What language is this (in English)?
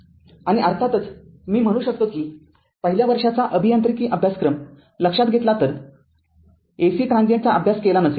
Marathi